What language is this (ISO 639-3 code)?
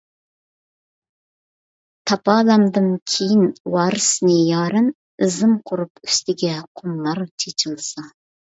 uig